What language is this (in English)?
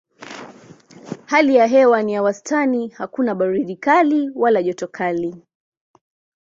Swahili